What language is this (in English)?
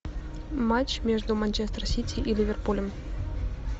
Russian